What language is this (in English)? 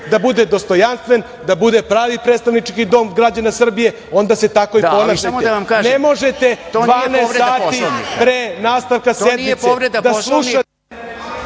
Serbian